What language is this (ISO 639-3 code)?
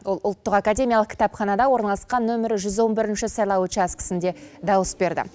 kaz